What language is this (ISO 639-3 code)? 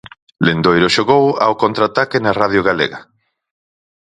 glg